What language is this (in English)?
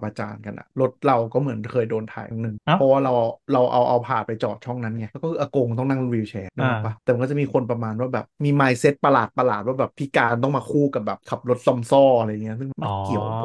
Thai